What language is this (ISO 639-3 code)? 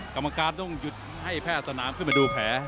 tha